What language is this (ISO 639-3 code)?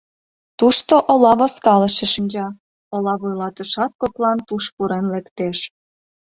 chm